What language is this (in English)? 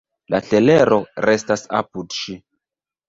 Esperanto